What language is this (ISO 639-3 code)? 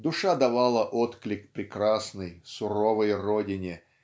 rus